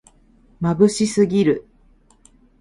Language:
Japanese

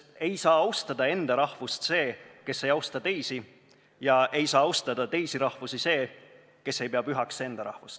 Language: Estonian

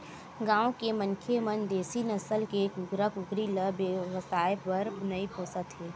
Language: Chhattisgarhi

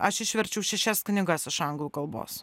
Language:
Lithuanian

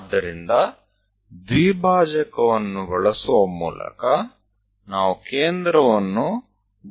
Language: Gujarati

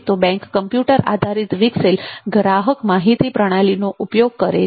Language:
Gujarati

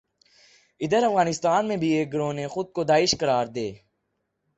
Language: Urdu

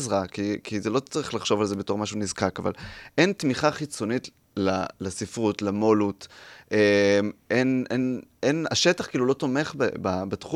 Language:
Hebrew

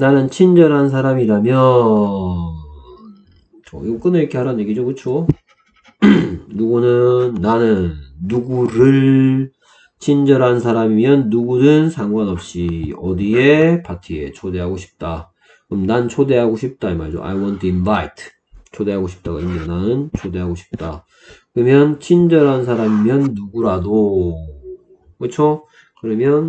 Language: Korean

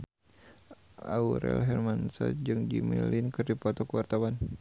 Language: Sundanese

